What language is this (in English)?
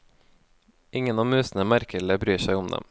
Norwegian